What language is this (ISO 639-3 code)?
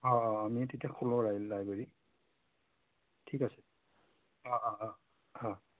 asm